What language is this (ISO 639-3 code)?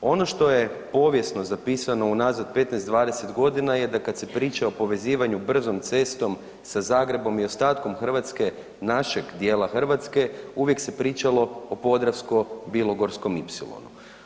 hrv